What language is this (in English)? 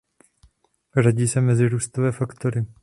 Czech